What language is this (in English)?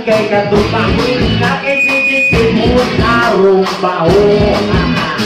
Indonesian